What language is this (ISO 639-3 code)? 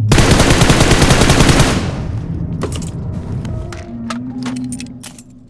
ara